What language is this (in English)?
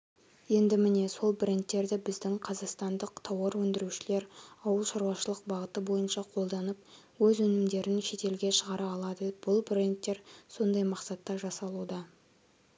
Kazakh